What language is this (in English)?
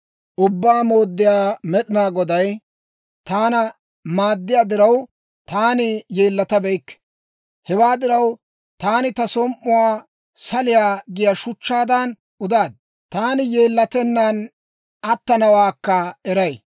Dawro